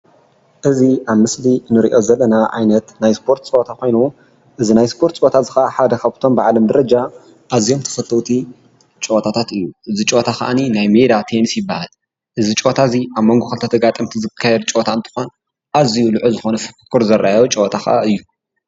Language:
Tigrinya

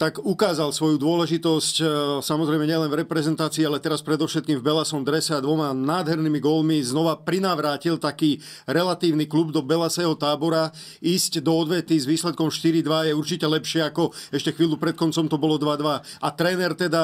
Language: Slovak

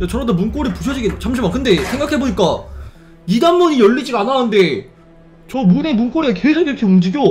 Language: Korean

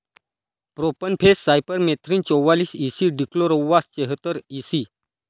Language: Marathi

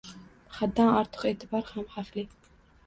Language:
Uzbek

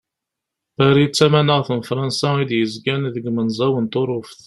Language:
Kabyle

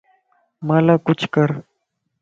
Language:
Lasi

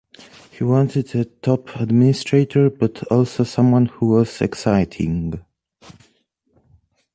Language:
English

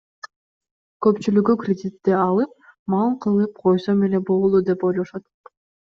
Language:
Kyrgyz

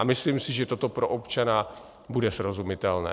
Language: Czech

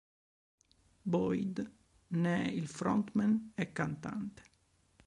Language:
Italian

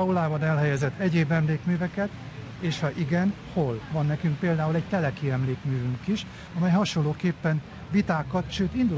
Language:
Hungarian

